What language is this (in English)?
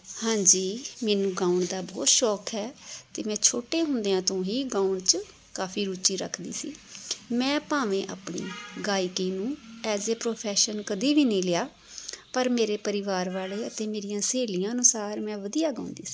Punjabi